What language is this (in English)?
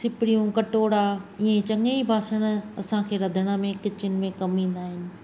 Sindhi